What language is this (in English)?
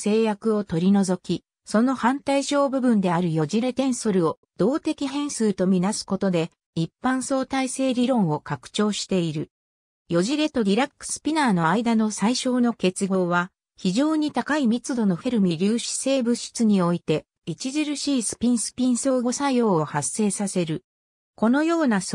Japanese